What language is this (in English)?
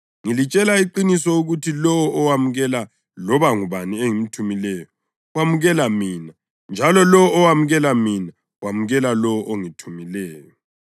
North Ndebele